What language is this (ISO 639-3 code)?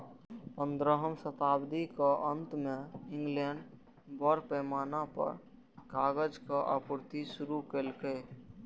mai